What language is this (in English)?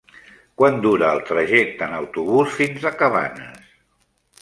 Catalan